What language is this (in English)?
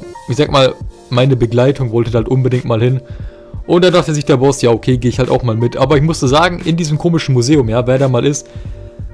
German